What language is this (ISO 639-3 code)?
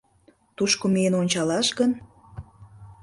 chm